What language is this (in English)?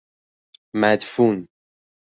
Persian